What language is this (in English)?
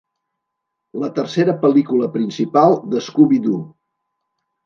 Catalan